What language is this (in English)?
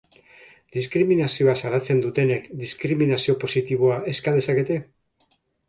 Basque